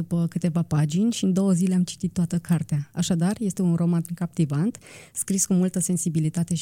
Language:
Romanian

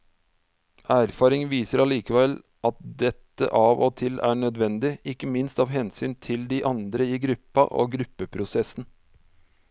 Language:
Norwegian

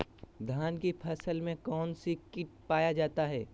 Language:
Magahi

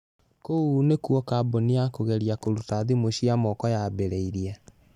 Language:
Kikuyu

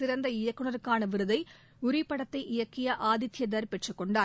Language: Tamil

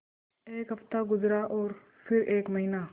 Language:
Hindi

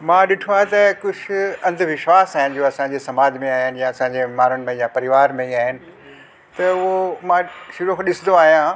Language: Sindhi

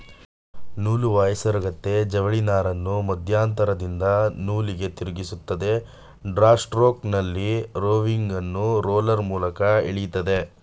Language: Kannada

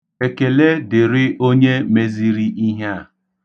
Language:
Igbo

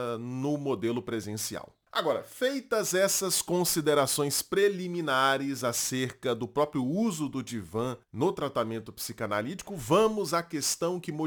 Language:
Portuguese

